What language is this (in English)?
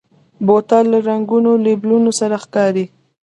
Pashto